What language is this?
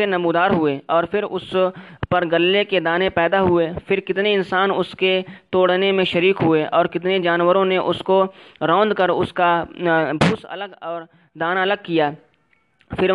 Urdu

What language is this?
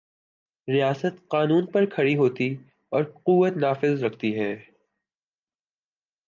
Urdu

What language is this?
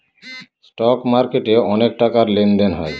Bangla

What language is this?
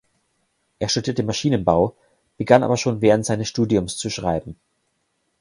German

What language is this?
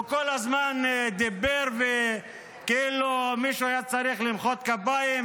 Hebrew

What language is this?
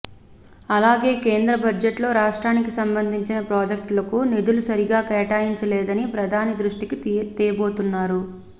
Telugu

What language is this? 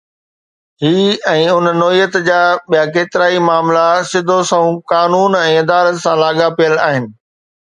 Sindhi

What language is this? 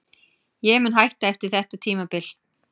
Icelandic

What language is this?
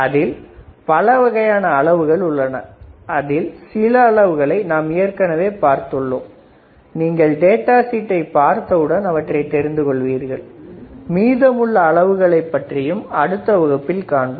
Tamil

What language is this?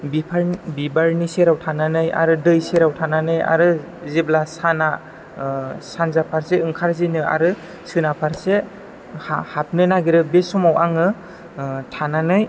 Bodo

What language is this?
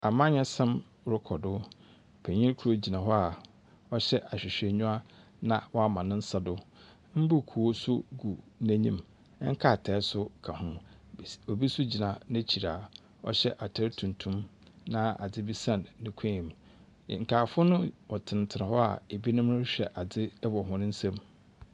Akan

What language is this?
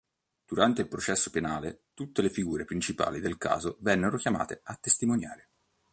Italian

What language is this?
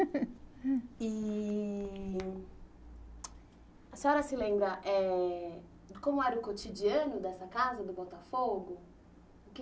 Portuguese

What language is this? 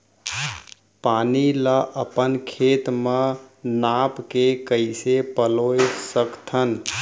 Chhattisgarhi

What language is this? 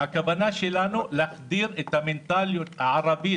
Hebrew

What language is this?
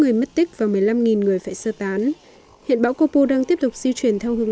Vietnamese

